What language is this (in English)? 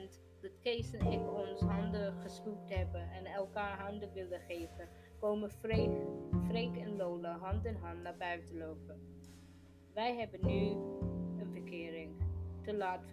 Dutch